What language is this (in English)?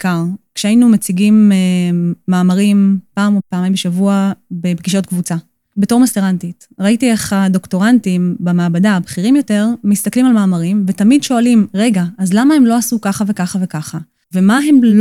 Hebrew